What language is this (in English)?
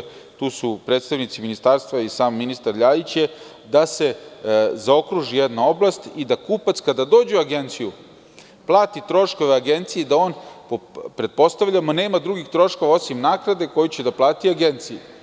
Serbian